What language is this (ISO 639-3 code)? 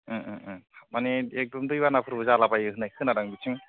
brx